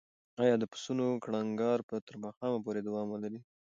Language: Pashto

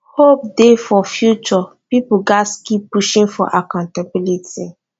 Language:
Nigerian Pidgin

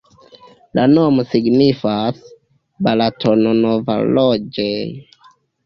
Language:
Esperanto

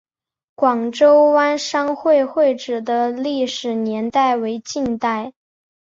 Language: Chinese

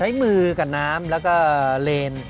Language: Thai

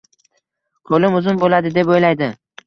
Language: Uzbek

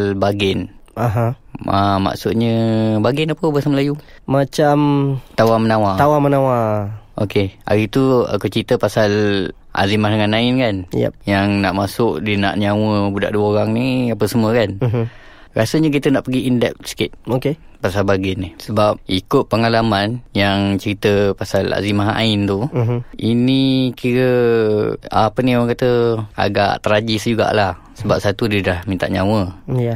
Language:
Malay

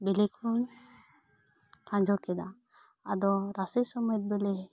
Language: Santali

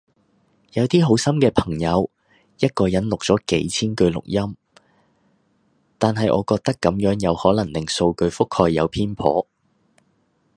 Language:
Cantonese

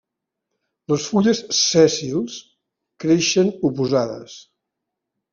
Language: Catalan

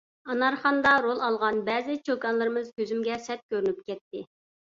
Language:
Uyghur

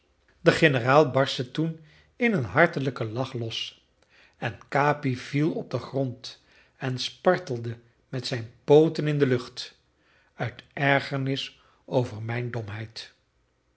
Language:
Dutch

